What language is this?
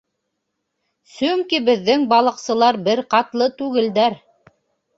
Bashkir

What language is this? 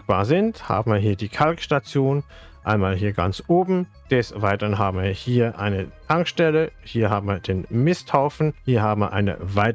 German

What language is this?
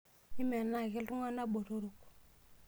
Masai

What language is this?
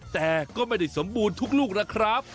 Thai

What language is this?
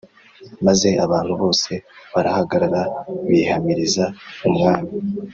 Kinyarwanda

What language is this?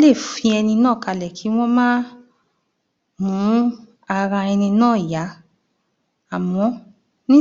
Yoruba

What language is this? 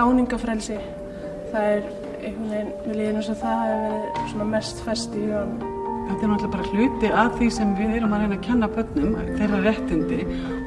Icelandic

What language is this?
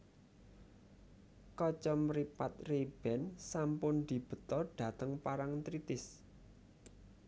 Javanese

